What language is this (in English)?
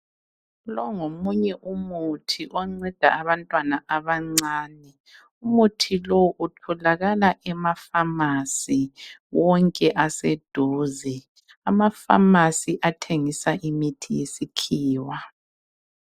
North Ndebele